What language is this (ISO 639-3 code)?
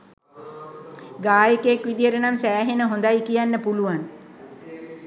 sin